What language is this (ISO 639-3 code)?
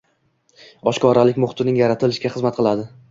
uzb